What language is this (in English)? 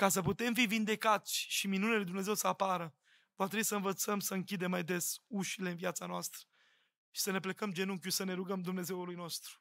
Romanian